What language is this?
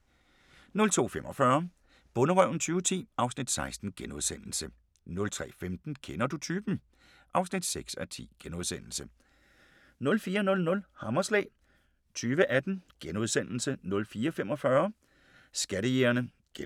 Danish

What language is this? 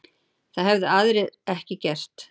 Icelandic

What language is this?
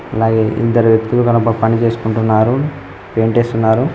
Telugu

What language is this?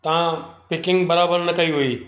Sindhi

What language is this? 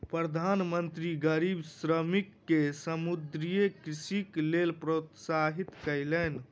Maithili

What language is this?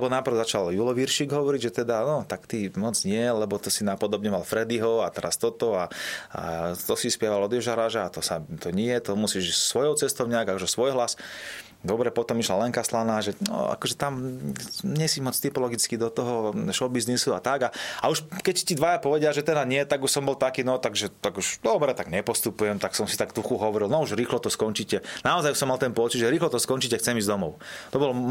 Slovak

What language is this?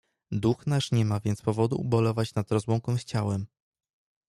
Polish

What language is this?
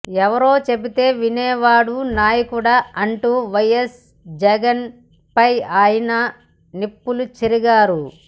Telugu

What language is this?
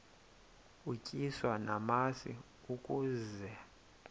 Xhosa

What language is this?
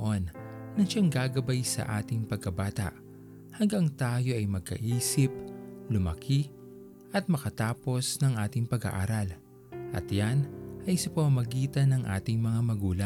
Filipino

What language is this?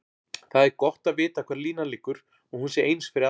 Icelandic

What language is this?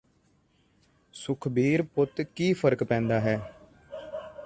Punjabi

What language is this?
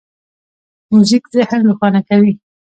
Pashto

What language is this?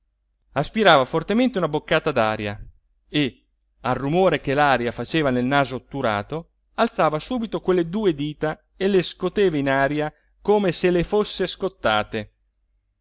Italian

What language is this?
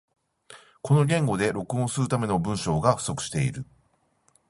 Japanese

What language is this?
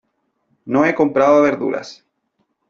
Spanish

